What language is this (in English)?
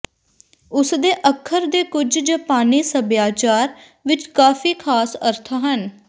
Punjabi